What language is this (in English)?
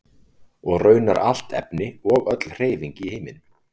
Icelandic